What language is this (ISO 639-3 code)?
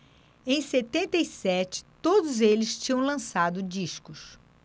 por